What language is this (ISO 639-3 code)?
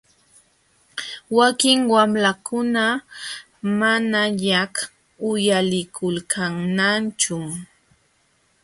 qxw